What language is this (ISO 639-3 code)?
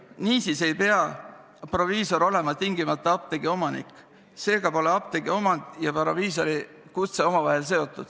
est